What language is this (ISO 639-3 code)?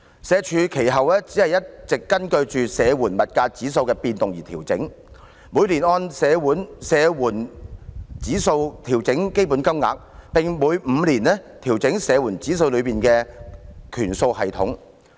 yue